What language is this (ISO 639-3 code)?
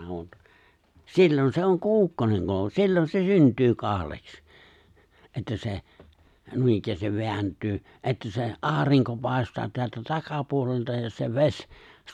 fin